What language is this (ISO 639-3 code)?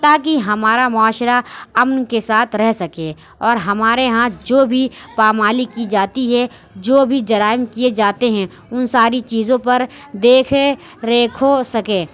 urd